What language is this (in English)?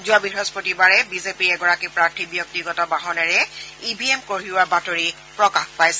Assamese